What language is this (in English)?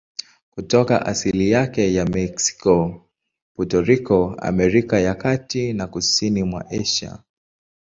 Swahili